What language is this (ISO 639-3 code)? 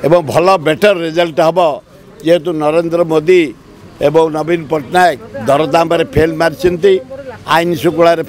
tur